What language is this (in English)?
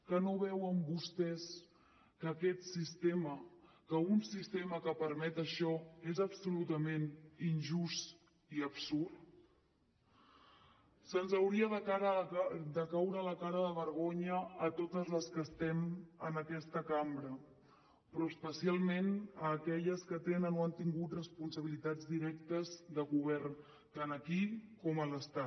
Catalan